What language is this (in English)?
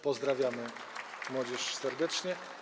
Polish